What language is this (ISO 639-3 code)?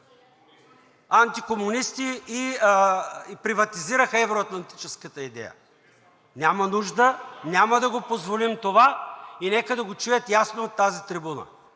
bul